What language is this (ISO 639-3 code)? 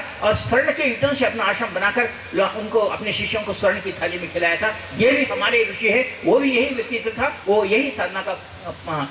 hin